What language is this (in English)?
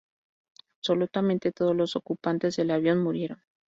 Spanish